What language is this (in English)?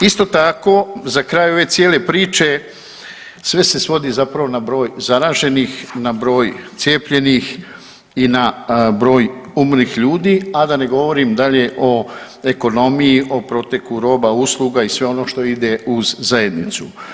Croatian